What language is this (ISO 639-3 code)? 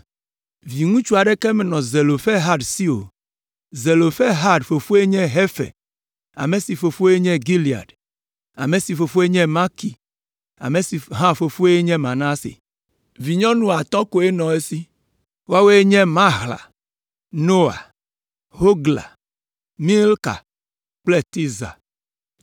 ewe